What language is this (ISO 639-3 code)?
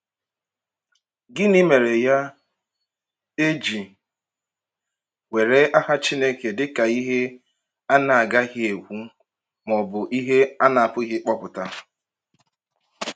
ibo